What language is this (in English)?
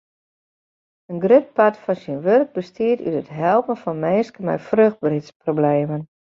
Western Frisian